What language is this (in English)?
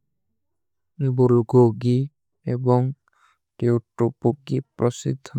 Kui (India)